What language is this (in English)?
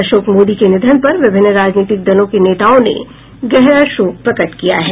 Hindi